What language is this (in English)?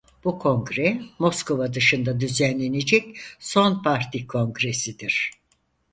Turkish